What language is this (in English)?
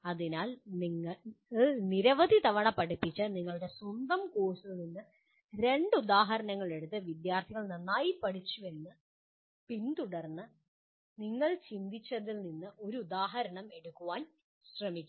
Malayalam